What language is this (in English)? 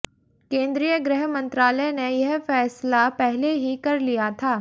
Hindi